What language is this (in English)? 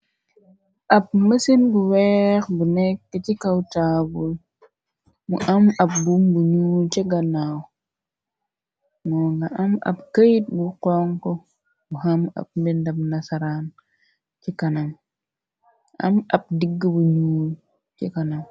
Wolof